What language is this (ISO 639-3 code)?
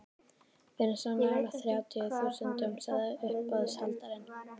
isl